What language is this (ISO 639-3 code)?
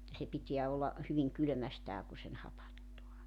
fin